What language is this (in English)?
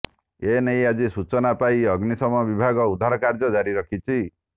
Odia